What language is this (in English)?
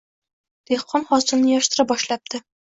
Uzbek